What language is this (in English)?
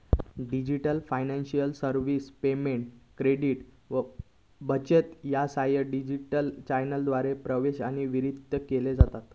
Marathi